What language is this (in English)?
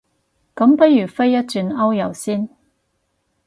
Cantonese